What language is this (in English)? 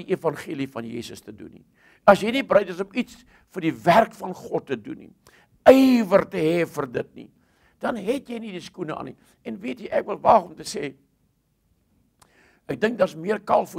Dutch